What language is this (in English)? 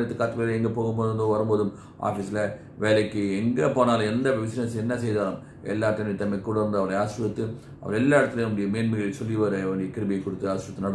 Romanian